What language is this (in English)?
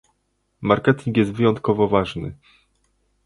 Polish